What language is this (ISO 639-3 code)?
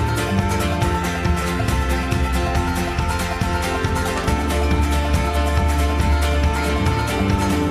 fin